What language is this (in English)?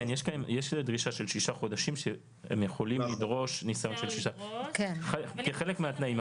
Hebrew